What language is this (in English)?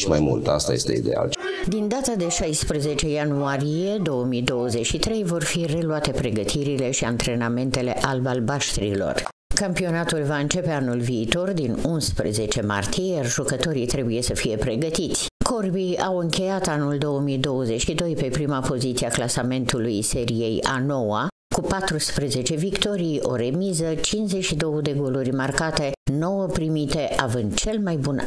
Romanian